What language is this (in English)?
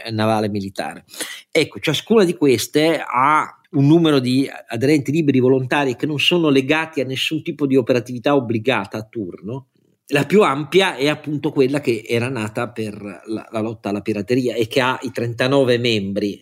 Italian